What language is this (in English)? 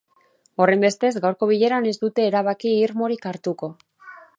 Basque